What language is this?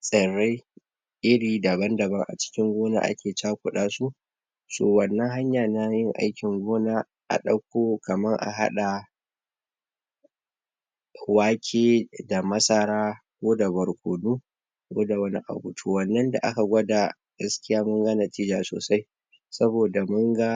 Hausa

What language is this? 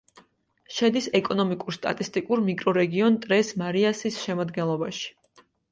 Georgian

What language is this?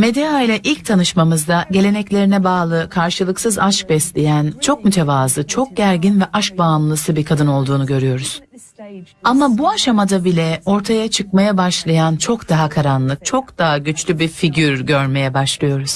Turkish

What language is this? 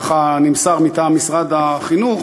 Hebrew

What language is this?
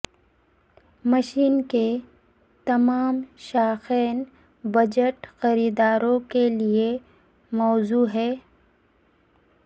Urdu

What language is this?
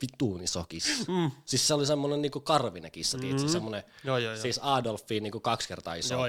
Finnish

